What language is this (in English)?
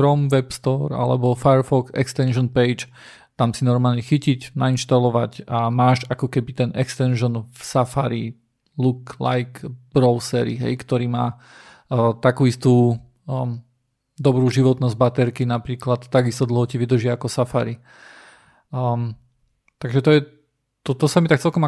Slovak